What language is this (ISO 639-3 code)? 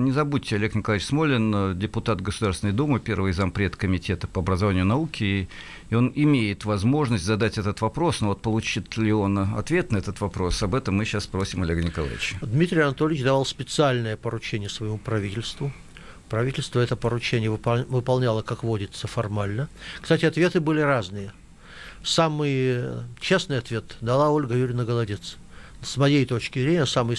rus